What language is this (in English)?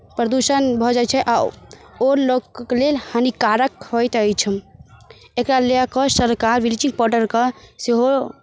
Maithili